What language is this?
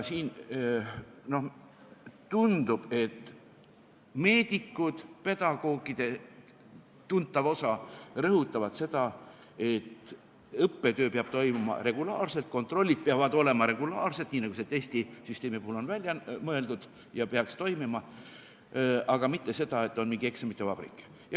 Estonian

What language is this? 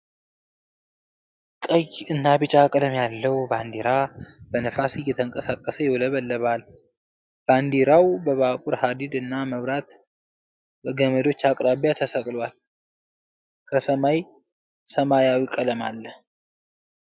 Amharic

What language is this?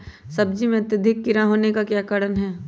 Magahi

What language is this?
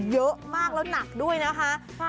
Thai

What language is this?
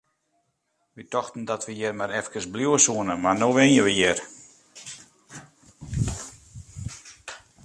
Western Frisian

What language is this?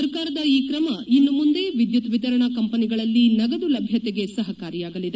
Kannada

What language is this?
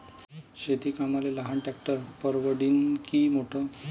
Marathi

